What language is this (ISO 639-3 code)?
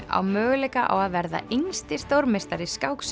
isl